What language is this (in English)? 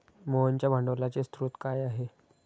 Marathi